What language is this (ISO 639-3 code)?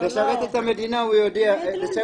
heb